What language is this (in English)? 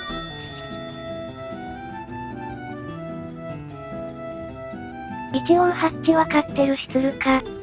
Japanese